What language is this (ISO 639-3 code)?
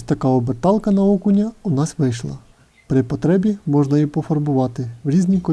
ukr